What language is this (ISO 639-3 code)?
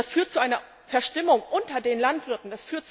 deu